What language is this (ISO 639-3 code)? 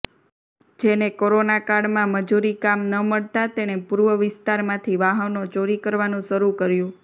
guj